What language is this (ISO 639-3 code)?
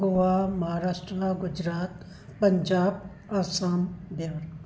snd